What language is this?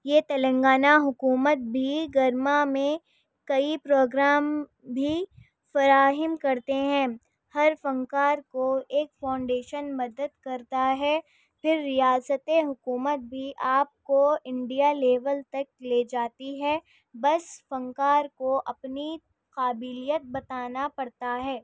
Urdu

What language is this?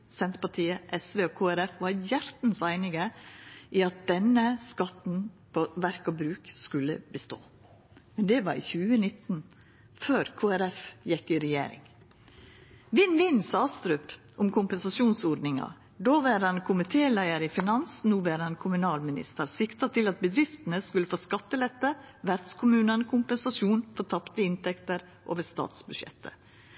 Norwegian Nynorsk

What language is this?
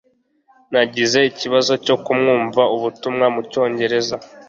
Kinyarwanda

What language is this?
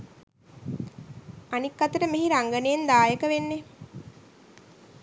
Sinhala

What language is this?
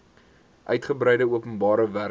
Afrikaans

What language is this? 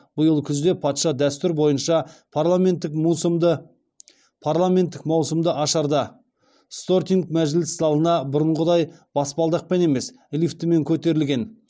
Kazakh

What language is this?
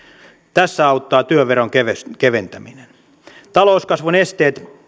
Finnish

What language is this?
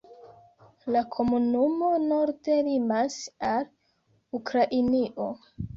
Esperanto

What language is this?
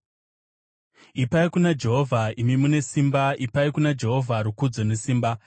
Shona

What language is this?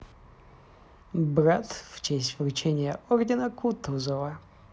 Russian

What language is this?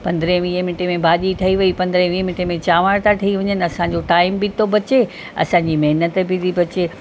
Sindhi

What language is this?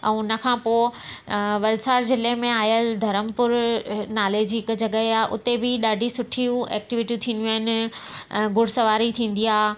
Sindhi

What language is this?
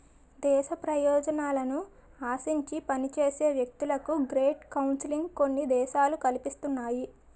Telugu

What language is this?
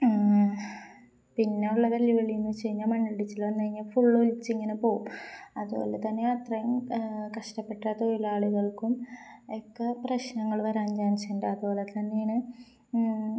Malayalam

